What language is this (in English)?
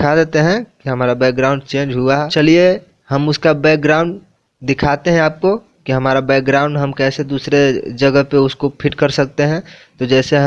Hindi